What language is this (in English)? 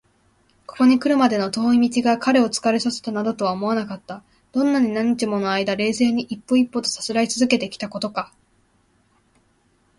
Japanese